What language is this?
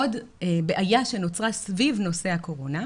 Hebrew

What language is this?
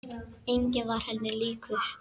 Icelandic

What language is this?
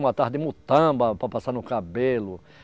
Portuguese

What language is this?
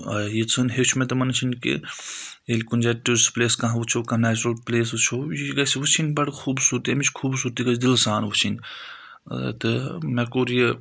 Kashmiri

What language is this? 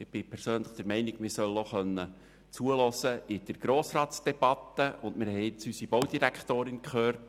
Swiss German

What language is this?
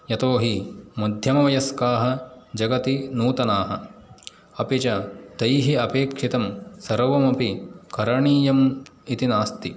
Sanskrit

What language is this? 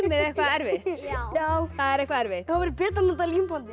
Icelandic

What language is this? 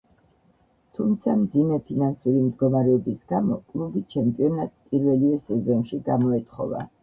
Georgian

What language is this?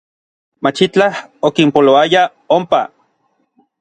Orizaba Nahuatl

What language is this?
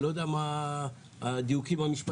Hebrew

